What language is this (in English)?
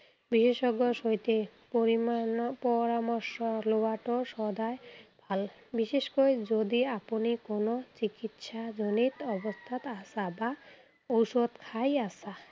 Assamese